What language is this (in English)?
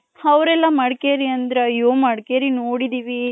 Kannada